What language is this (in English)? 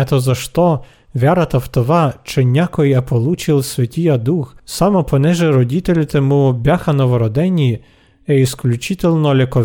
Bulgarian